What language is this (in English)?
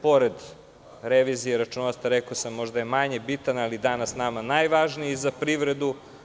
Serbian